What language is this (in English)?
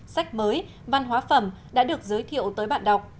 Vietnamese